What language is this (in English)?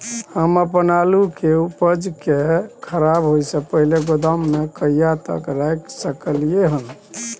Maithili